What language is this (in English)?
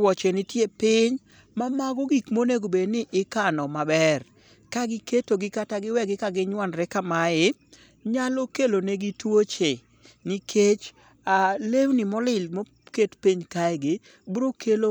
Luo (Kenya and Tanzania)